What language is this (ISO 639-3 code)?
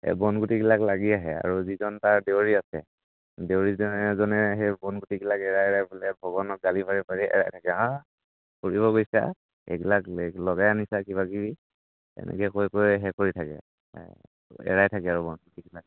asm